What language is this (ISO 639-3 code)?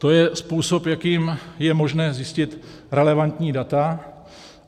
ces